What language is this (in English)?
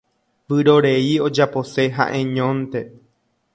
Guarani